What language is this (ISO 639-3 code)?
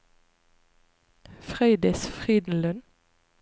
nor